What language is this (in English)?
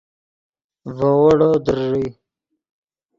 Yidgha